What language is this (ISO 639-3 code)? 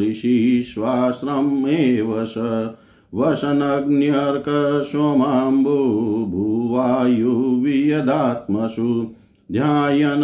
hin